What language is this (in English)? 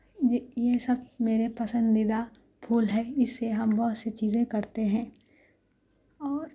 Urdu